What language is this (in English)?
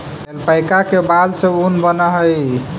Magahi